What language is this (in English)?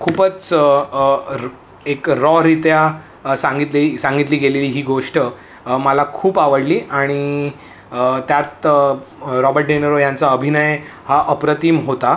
Marathi